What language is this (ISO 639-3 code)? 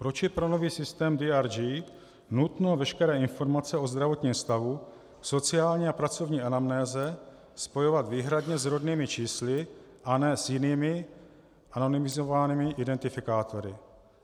ces